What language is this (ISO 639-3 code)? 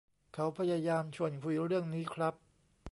tha